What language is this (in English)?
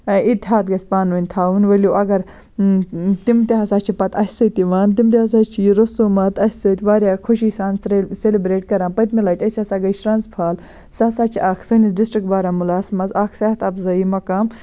Kashmiri